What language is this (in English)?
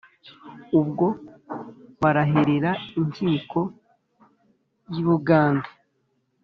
Kinyarwanda